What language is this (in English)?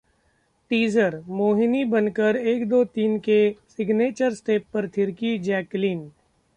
Hindi